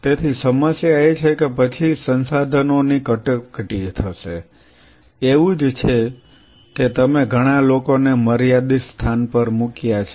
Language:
Gujarati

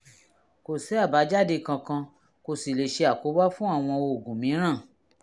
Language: Yoruba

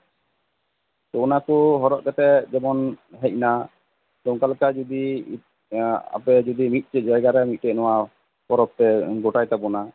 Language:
Santali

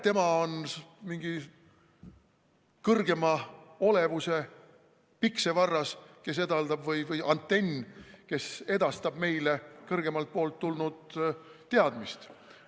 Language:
Estonian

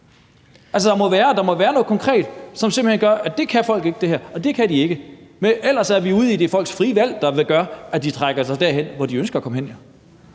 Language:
Danish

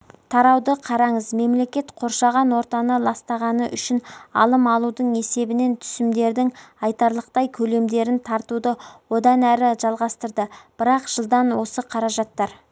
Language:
Kazakh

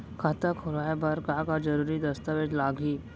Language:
Chhattisgarhi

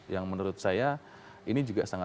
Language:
Indonesian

